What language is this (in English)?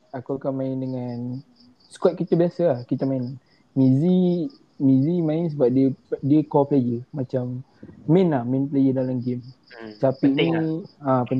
Malay